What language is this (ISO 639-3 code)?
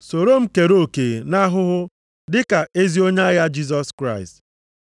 ibo